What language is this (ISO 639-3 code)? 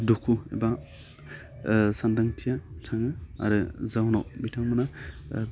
brx